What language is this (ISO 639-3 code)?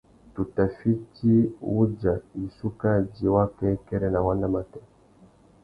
bag